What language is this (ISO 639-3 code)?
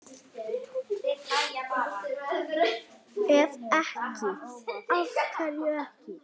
isl